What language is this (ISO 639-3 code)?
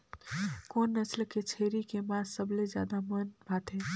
hne